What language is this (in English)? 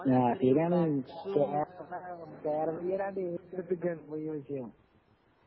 Malayalam